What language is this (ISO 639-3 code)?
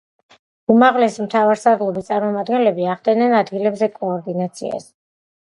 kat